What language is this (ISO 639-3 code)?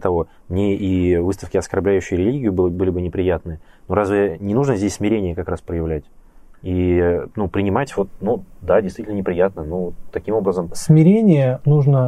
rus